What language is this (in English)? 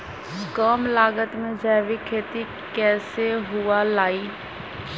Magahi